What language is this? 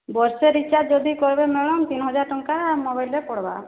Odia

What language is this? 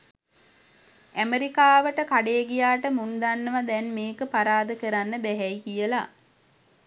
Sinhala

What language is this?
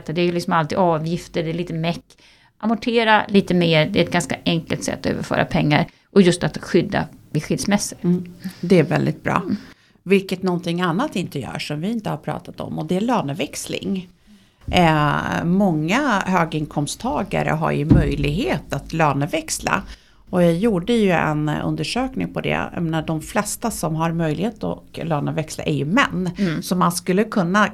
Swedish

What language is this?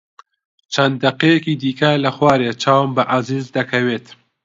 Central Kurdish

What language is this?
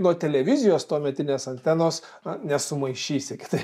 Lithuanian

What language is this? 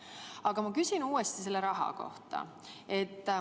Estonian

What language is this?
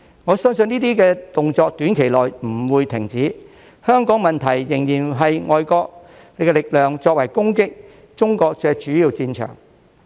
Cantonese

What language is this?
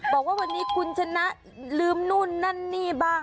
Thai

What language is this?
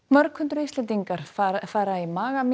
Icelandic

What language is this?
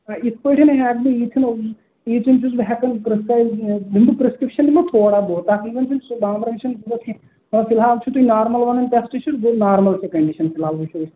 Kashmiri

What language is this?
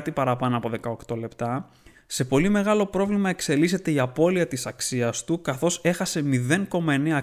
Greek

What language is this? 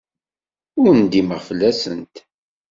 Kabyle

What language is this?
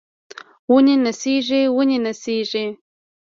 Pashto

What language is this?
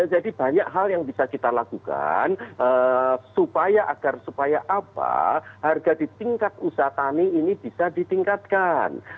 Indonesian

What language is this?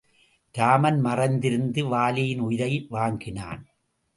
Tamil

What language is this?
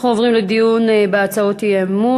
Hebrew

